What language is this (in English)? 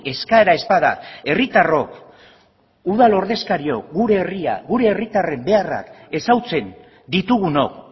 Basque